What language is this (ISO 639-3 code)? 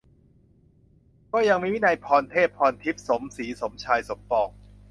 tha